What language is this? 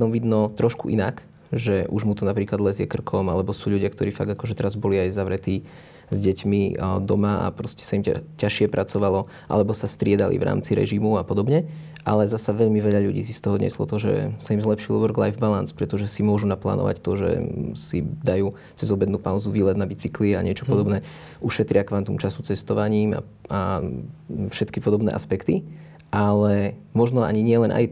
Slovak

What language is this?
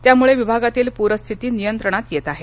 Marathi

